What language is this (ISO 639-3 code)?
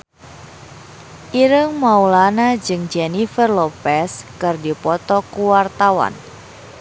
sun